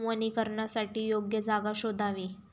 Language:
Marathi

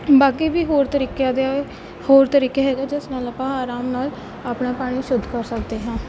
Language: Punjabi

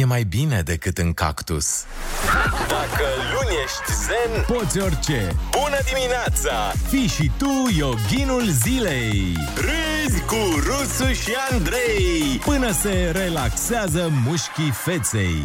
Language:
Romanian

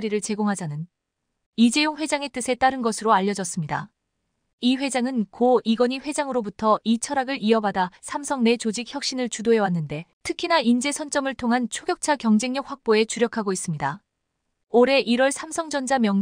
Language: Korean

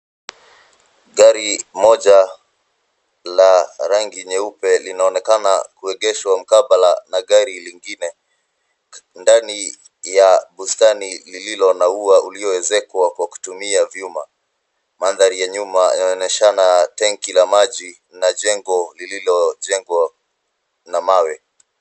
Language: Swahili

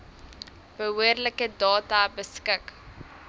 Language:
Afrikaans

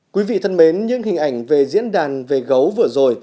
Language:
Vietnamese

